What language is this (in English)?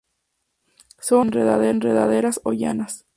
Spanish